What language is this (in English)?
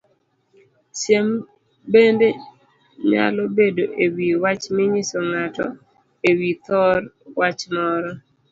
Luo (Kenya and Tanzania)